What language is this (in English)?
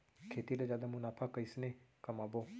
Chhattisgarhi